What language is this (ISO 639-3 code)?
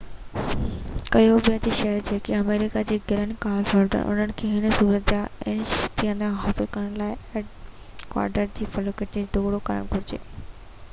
snd